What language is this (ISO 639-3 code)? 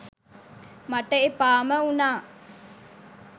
sin